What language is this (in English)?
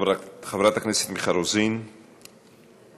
Hebrew